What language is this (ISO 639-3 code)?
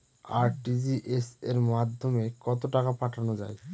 ben